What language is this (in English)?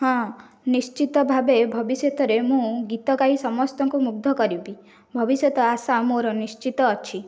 Odia